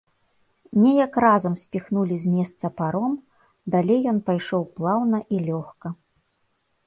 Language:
Belarusian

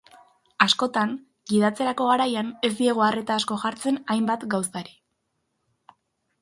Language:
Basque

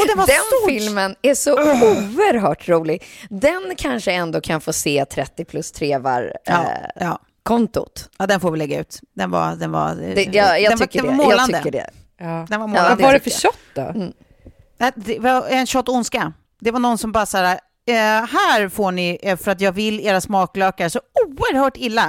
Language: Swedish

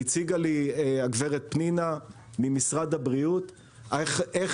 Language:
Hebrew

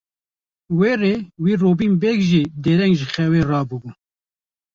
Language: Kurdish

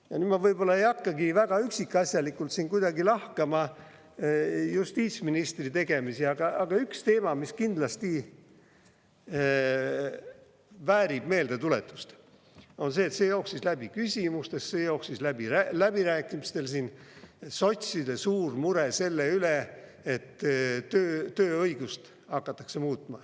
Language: Estonian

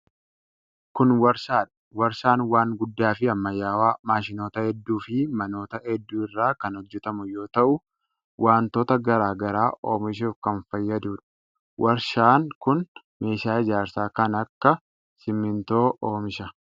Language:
Oromo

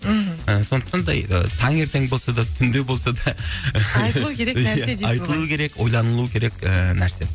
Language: Kazakh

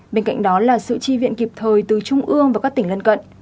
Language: Vietnamese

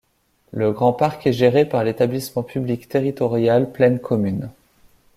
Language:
French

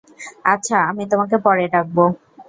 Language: Bangla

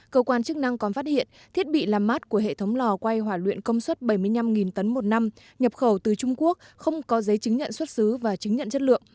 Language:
Vietnamese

